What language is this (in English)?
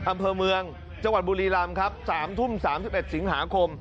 Thai